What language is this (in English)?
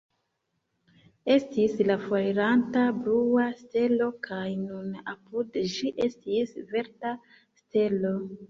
Esperanto